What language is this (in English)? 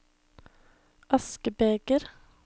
Norwegian